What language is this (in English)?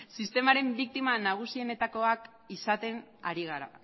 Basque